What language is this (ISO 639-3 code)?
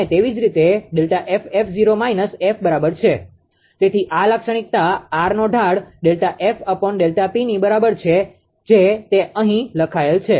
guj